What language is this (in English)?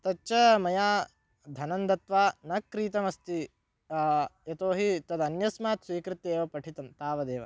Sanskrit